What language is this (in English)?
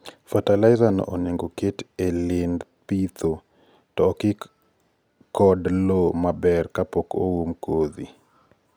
Luo (Kenya and Tanzania)